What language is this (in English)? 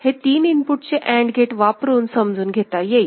Marathi